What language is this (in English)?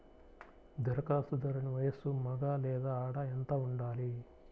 Telugu